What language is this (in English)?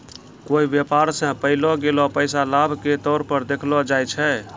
Maithili